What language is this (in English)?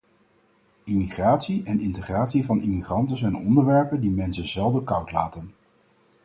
Dutch